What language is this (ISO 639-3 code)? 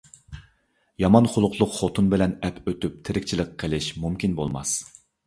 uig